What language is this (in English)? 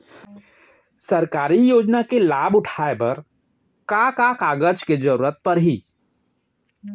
Chhattisgarhi